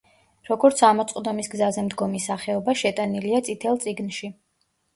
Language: Georgian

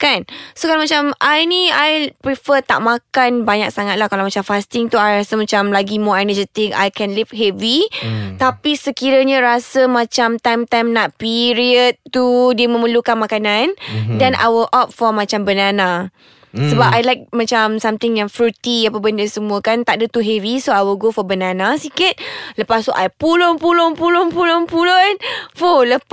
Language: Malay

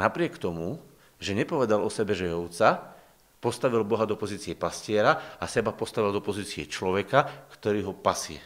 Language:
Slovak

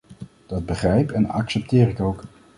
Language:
Dutch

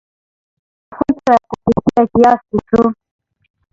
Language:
Swahili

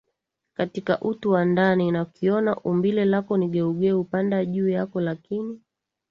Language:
Swahili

